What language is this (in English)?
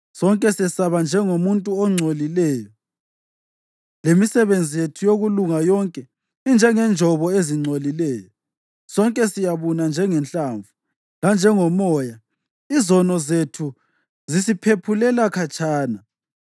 North Ndebele